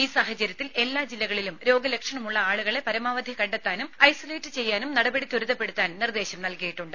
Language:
Malayalam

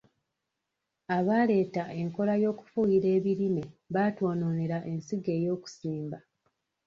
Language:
Ganda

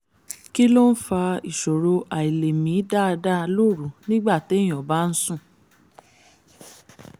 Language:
Yoruba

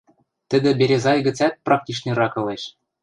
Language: Western Mari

